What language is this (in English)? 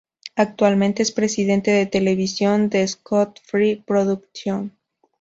Spanish